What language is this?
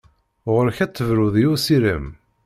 Kabyle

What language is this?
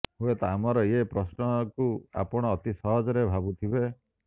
Odia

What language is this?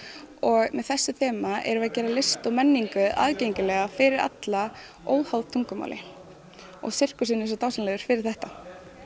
Icelandic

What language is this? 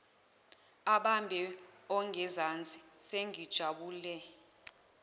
Zulu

